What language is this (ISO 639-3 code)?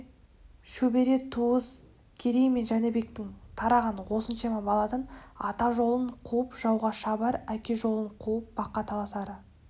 kaz